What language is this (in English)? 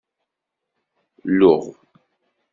Kabyle